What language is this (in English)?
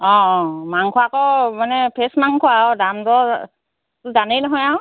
Assamese